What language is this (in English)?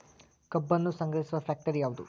Kannada